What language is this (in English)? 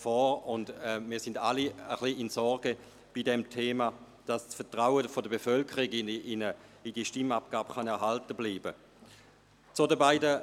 Swiss German